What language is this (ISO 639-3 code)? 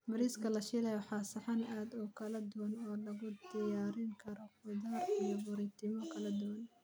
som